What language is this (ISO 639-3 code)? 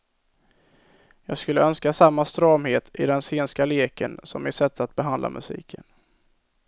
swe